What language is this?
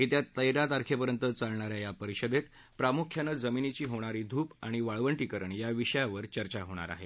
Marathi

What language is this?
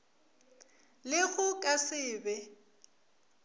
Northern Sotho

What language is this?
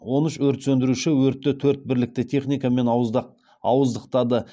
Kazakh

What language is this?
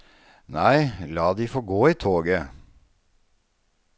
Norwegian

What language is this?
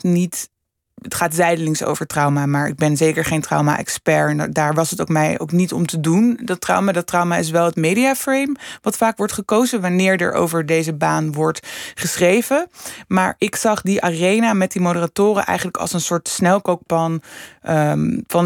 Dutch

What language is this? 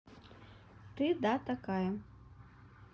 Russian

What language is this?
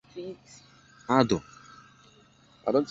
Igbo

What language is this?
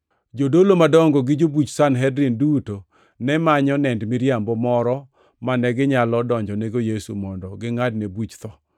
Luo (Kenya and Tanzania)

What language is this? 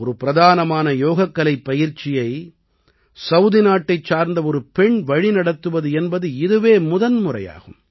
Tamil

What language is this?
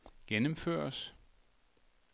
Danish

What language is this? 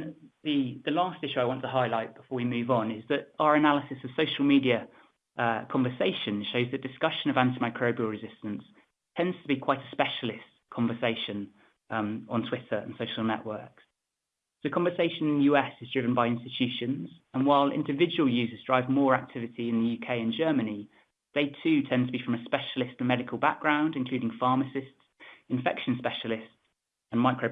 English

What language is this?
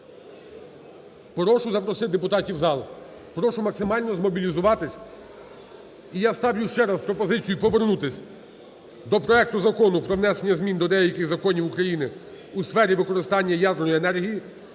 Ukrainian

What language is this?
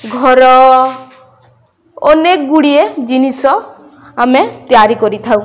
Odia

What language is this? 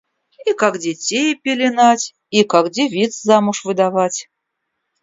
Russian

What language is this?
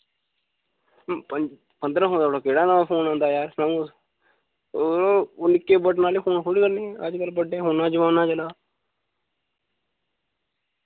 Dogri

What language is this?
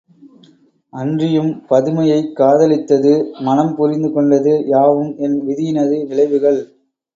Tamil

